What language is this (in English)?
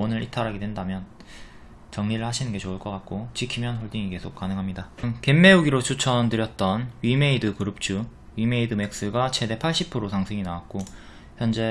Korean